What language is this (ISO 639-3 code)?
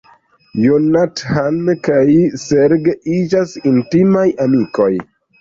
epo